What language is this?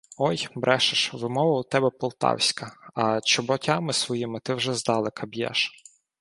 Ukrainian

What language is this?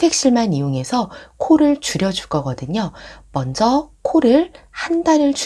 Korean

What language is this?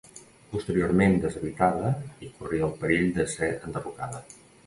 Catalan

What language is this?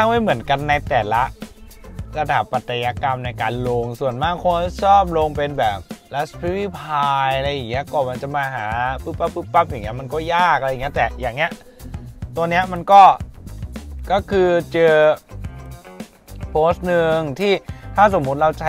Thai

